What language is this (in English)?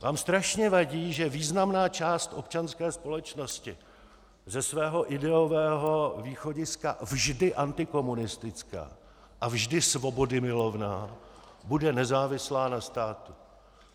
Czech